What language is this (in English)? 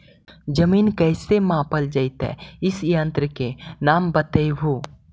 Magahi